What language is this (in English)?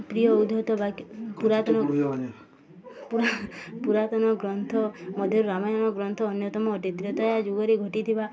Odia